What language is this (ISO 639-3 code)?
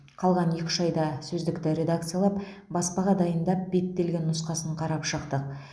kaz